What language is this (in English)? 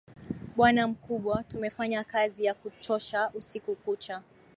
Swahili